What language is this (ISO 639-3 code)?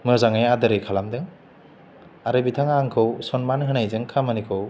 brx